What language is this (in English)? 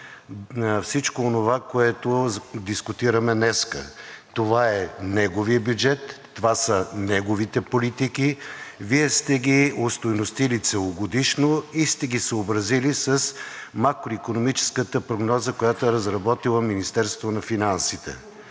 Bulgarian